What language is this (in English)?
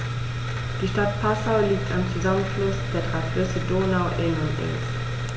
German